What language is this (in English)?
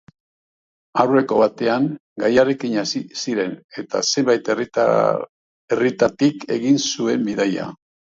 Basque